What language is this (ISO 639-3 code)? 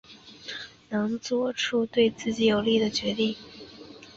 zho